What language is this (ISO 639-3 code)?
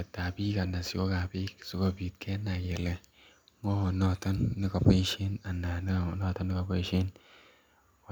kln